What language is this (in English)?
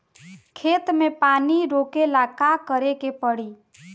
Bhojpuri